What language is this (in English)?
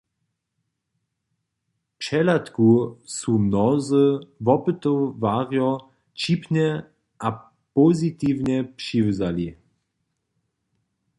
Upper Sorbian